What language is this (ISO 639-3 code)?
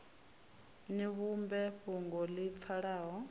ven